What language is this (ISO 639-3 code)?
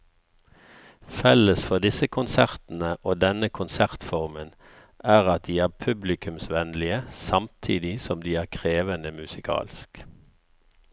nor